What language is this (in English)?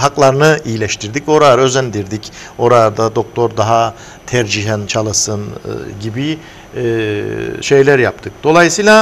Turkish